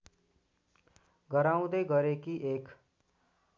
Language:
Nepali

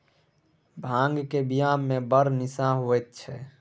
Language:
Maithili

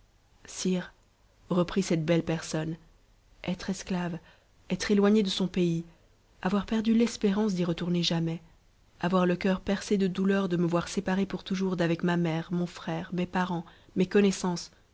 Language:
French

